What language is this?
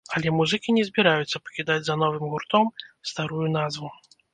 Belarusian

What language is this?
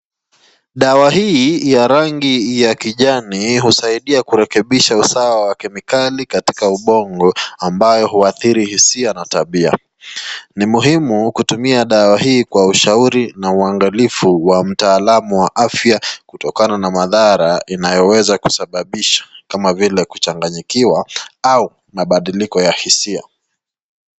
Swahili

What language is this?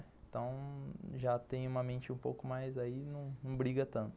Portuguese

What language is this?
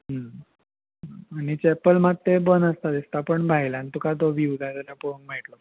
Konkani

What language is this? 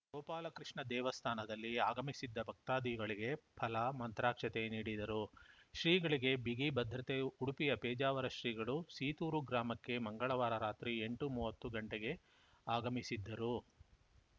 Kannada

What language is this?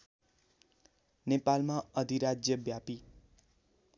Nepali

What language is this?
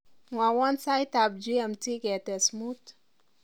Kalenjin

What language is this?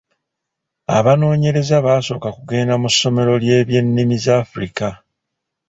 Ganda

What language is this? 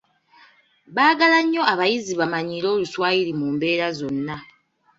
Ganda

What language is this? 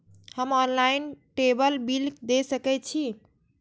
Maithili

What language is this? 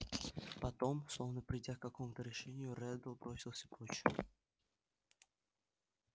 Russian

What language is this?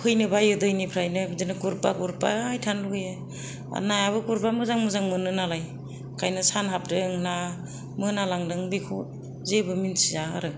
Bodo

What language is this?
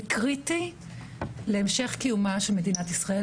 Hebrew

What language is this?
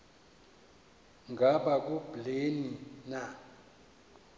Xhosa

